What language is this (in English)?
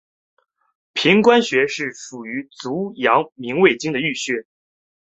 Chinese